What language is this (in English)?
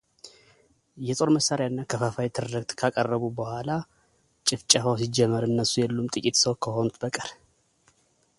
Amharic